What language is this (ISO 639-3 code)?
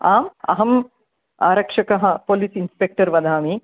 san